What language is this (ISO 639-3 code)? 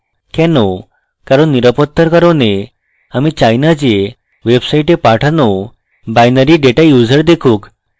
ben